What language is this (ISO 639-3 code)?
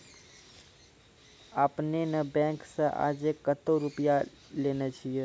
mai